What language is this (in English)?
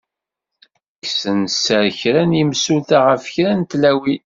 Kabyle